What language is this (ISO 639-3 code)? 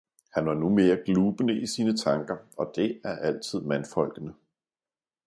dan